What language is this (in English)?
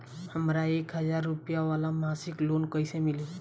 Bhojpuri